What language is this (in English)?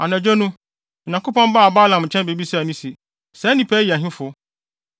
Akan